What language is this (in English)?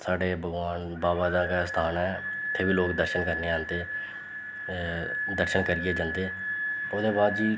Dogri